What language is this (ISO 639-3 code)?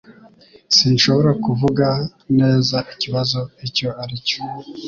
kin